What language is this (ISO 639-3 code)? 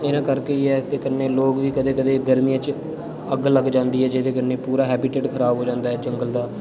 doi